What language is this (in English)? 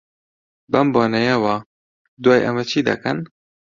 Central Kurdish